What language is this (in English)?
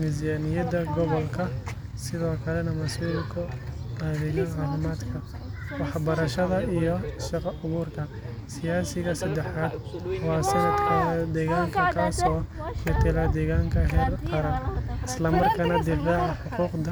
Somali